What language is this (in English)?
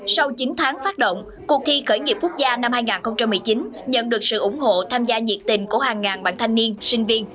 Vietnamese